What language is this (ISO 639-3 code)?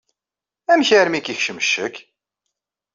kab